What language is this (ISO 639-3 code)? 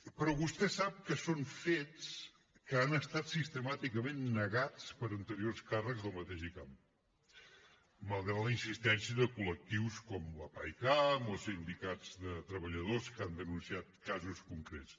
cat